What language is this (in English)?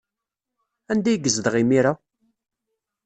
Kabyle